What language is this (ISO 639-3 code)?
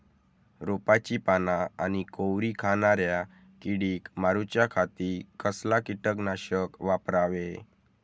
mar